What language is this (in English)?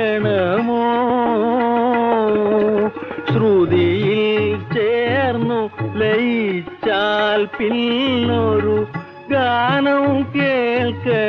Romanian